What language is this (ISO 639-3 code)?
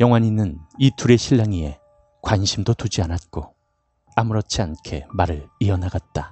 kor